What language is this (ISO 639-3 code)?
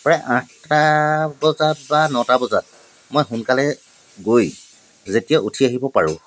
asm